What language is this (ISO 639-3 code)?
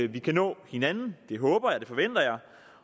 dan